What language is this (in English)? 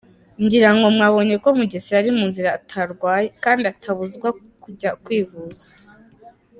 Kinyarwanda